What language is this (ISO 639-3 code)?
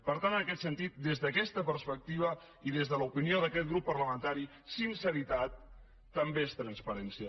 cat